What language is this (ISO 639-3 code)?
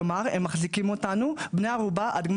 heb